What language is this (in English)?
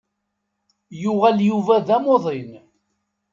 Kabyle